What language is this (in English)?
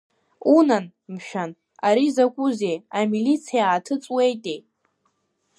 Abkhazian